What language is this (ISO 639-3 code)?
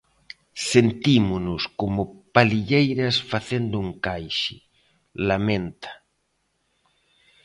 glg